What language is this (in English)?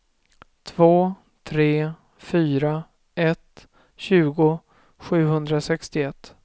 Swedish